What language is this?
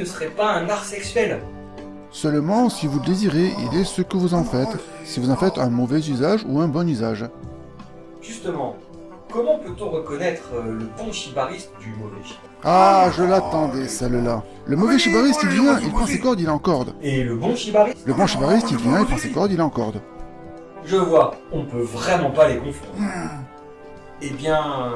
French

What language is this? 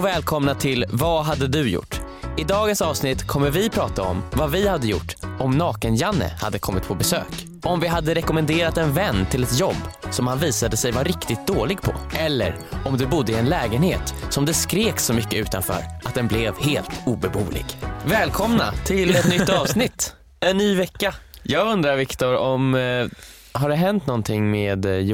Swedish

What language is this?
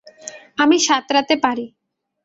Bangla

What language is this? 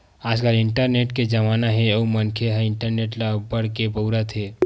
Chhattisgarhi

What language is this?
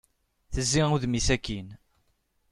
Kabyle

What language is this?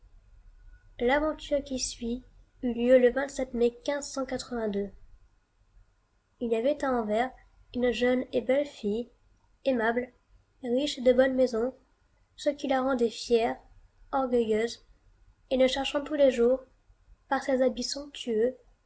French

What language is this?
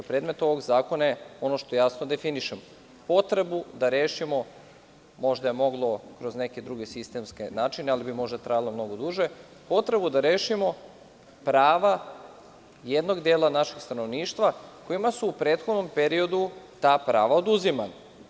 Serbian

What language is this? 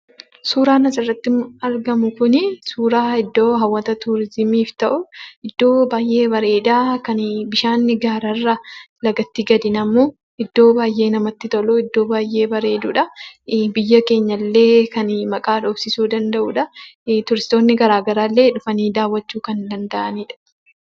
Oromo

